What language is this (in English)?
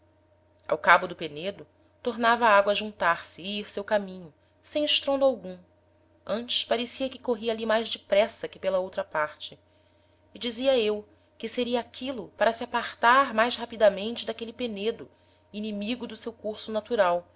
Portuguese